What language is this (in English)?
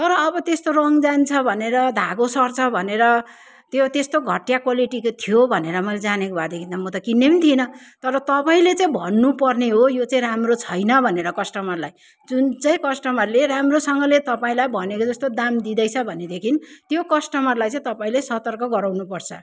Nepali